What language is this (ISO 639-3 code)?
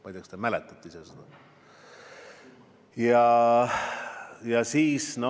est